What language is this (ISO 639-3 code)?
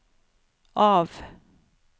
nor